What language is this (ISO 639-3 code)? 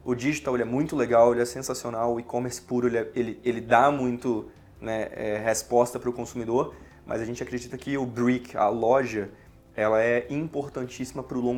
por